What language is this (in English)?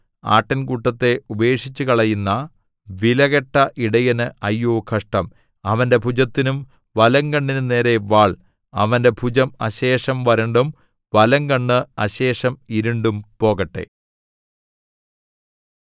Malayalam